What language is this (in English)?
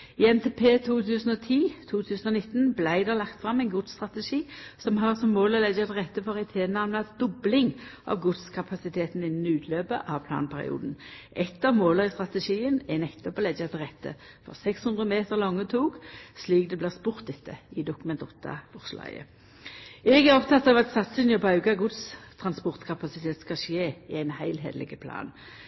Norwegian Nynorsk